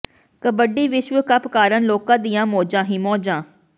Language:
Punjabi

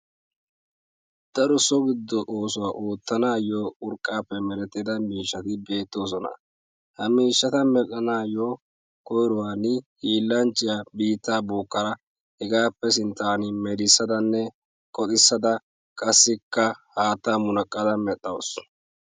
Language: Wolaytta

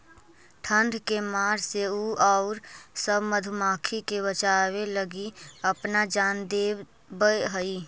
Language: Magahi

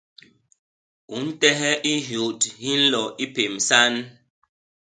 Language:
Basaa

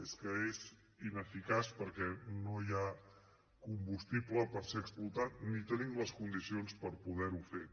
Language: Catalan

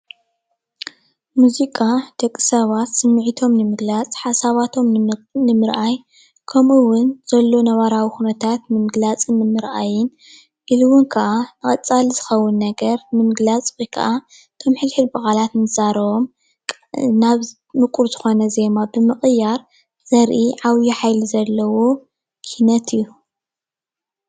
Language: Tigrinya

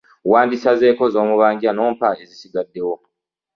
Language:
Ganda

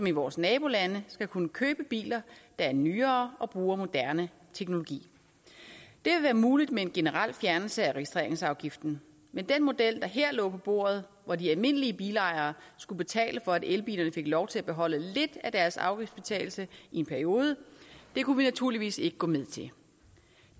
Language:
Danish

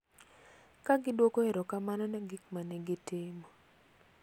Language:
Luo (Kenya and Tanzania)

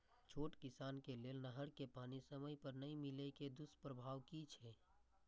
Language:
Maithili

